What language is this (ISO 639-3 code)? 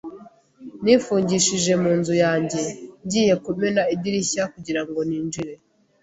kin